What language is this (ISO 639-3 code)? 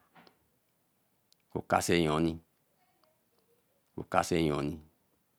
elm